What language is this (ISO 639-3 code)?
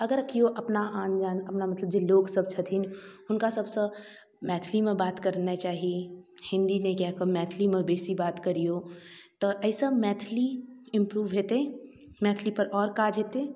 mai